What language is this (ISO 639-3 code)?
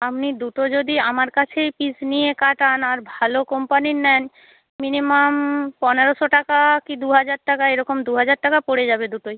ben